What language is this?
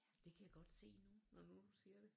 Danish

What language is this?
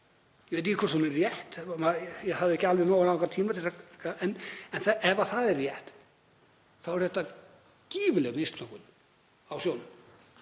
Icelandic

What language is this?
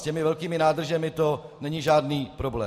Czech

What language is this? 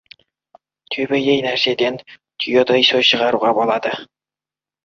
Kazakh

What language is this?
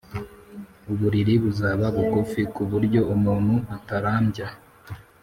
Kinyarwanda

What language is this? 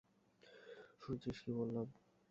Bangla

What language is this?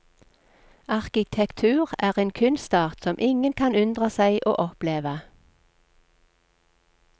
Norwegian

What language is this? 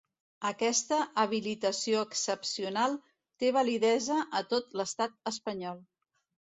Catalan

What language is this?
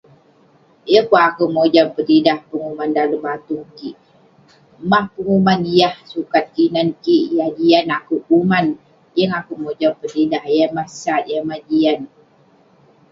Western Penan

